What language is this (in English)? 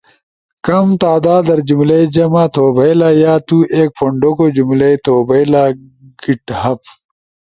Ushojo